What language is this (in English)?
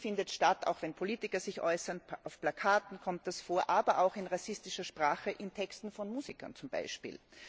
German